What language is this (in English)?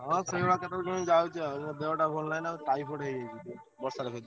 Odia